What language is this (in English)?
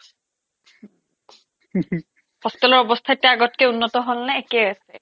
Assamese